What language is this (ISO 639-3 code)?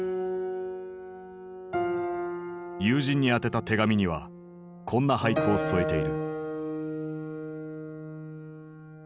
jpn